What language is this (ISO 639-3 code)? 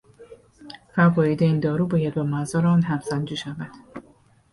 fas